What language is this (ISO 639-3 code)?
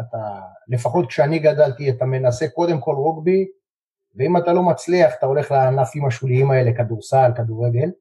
heb